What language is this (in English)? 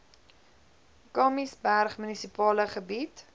Afrikaans